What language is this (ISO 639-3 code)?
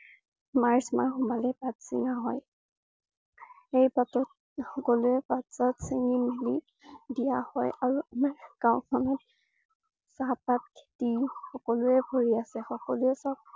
asm